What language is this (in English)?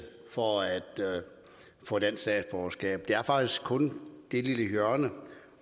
Danish